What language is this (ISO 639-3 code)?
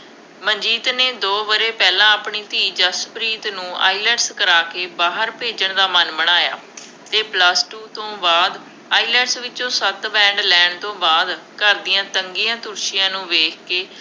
pan